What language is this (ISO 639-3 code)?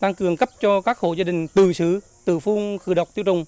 vie